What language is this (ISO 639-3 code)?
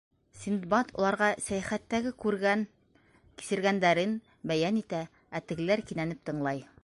bak